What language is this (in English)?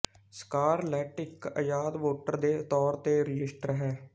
Punjabi